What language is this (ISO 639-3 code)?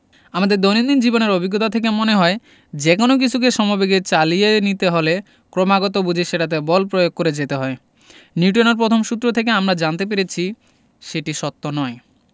ben